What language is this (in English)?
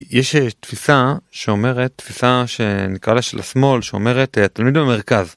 Hebrew